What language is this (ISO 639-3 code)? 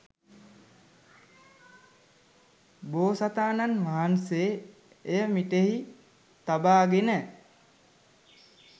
sin